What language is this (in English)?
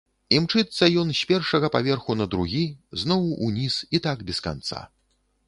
Belarusian